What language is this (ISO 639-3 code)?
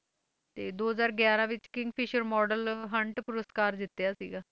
pan